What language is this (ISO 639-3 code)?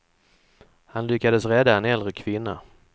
swe